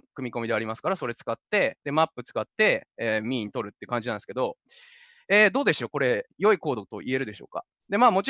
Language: Japanese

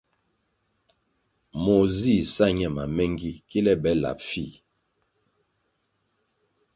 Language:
Kwasio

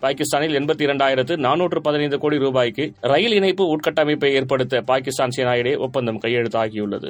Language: Tamil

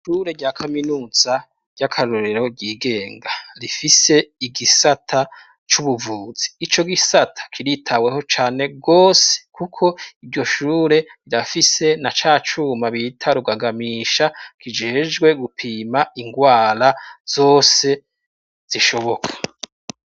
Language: Rundi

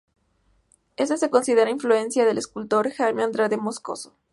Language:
Spanish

